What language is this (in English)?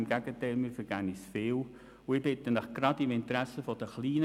Swiss German